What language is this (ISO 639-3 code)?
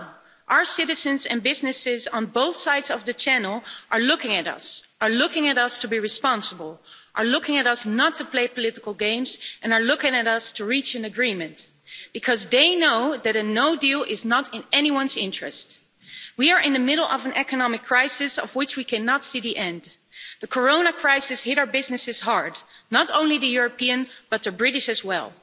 eng